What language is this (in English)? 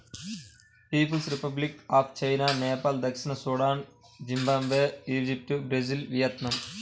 Telugu